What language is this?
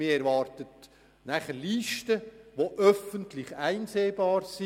Swiss German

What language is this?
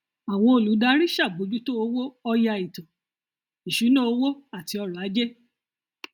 Yoruba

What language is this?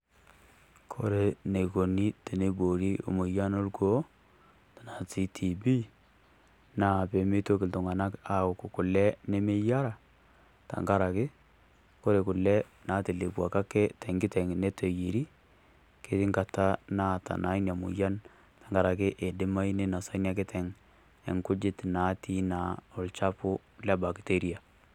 Masai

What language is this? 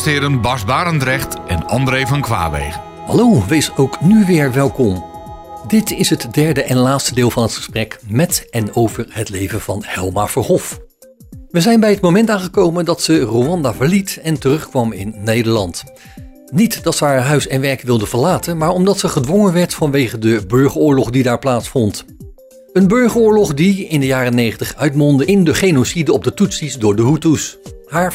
Dutch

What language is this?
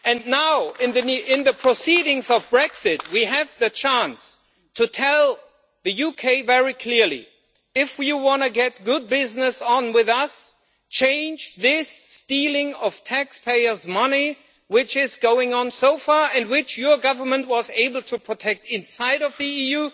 English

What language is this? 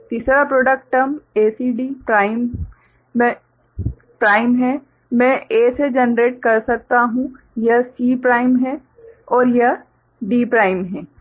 Hindi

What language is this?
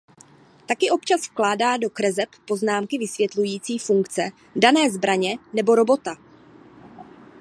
Czech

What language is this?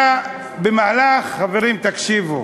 Hebrew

